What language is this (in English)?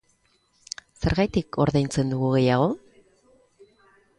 Basque